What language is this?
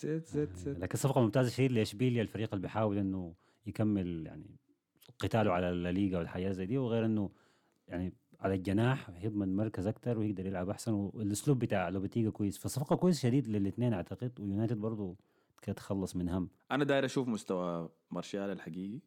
Arabic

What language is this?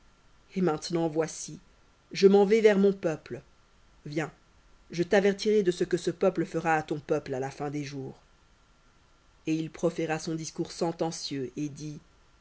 French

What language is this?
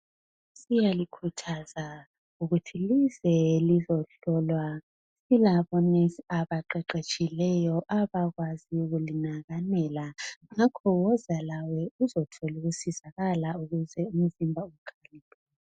North Ndebele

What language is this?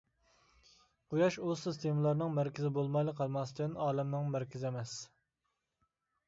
Uyghur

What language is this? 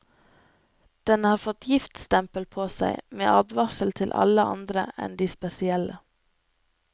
Norwegian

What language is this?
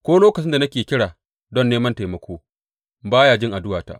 Hausa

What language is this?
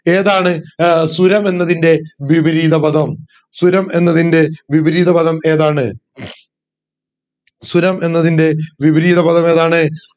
Malayalam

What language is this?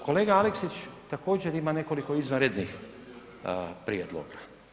Croatian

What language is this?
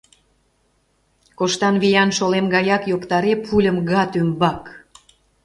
Mari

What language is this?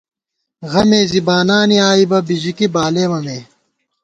Gawar-Bati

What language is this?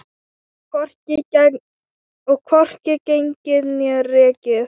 Icelandic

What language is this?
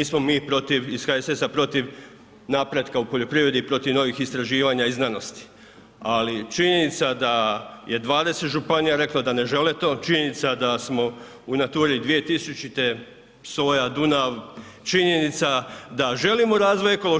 Croatian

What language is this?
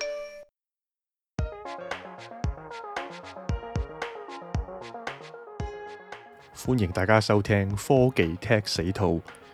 Chinese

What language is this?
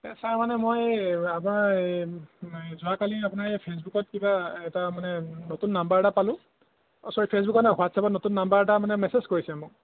Assamese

